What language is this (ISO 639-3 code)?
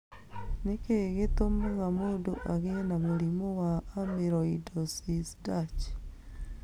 kik